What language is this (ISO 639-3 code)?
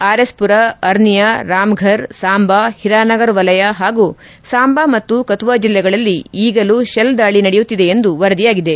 kan